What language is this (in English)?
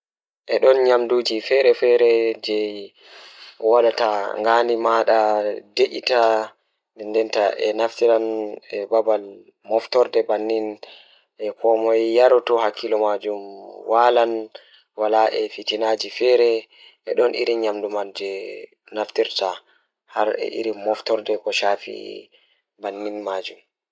Fula